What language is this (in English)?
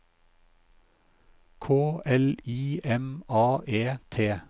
Norwegian